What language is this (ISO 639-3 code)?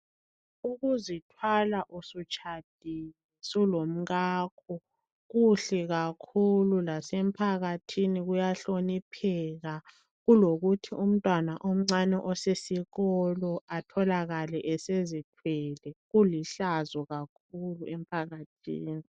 nde